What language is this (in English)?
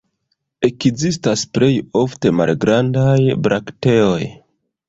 Esperanto